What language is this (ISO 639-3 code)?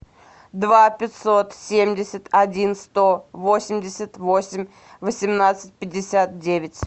rus